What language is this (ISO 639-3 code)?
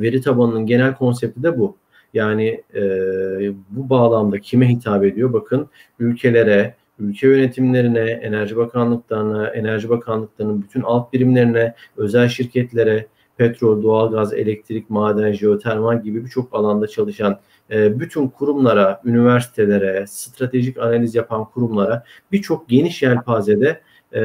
tur